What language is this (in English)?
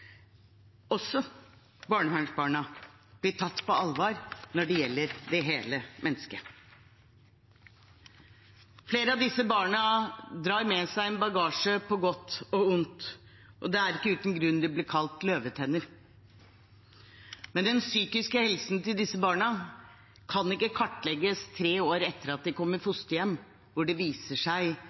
Norwegian Bokmål